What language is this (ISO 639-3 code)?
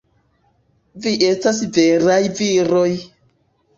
epo